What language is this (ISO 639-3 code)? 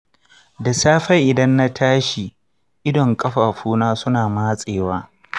hau